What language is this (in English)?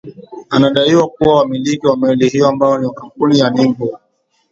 Swahili